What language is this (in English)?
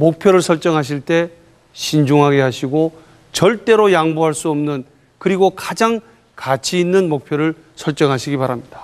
Korean